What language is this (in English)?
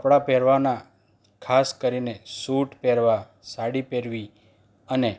Gujarati